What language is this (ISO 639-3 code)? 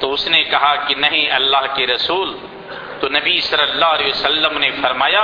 urd